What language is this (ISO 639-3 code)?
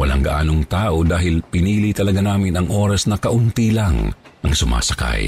fil